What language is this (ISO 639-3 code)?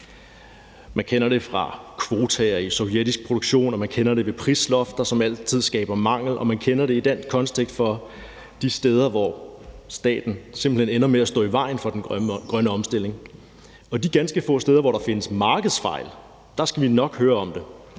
dan